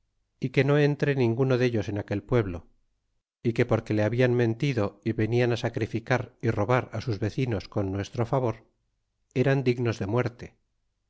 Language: Spanish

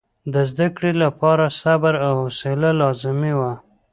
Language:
Pashto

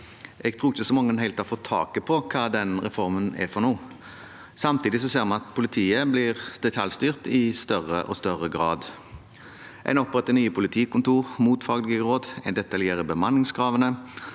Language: Norwegian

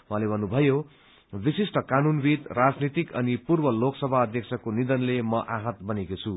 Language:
Nepali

